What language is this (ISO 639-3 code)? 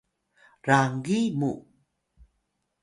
tay